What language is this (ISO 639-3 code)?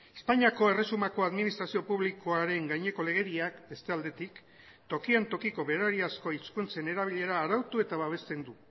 eus